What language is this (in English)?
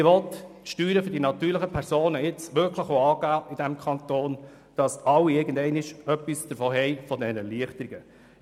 Swiss German